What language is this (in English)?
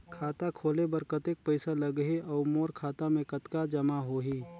Chhattisgarhi